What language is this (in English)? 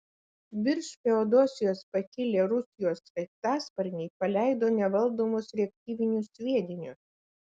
Lithuanian